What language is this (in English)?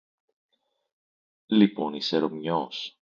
Greek